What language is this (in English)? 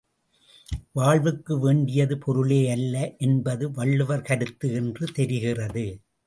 Tamil